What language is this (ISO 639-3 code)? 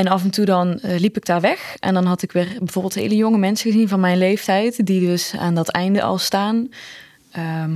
nld